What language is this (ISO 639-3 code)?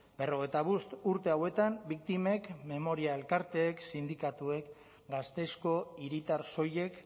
eus